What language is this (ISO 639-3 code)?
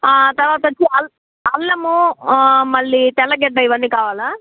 tel